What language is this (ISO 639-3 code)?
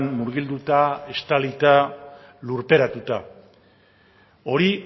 eus